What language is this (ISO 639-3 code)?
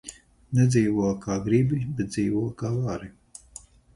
lav